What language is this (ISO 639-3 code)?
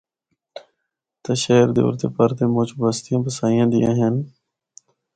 hno